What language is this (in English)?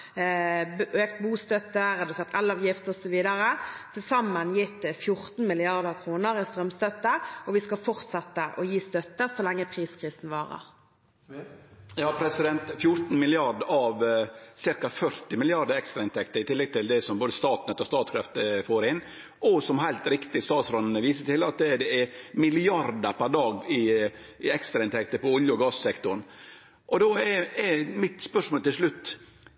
Norwegian